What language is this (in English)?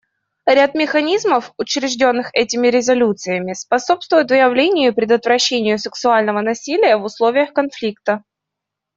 Russian